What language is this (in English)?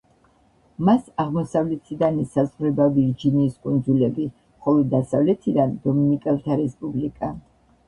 Georgian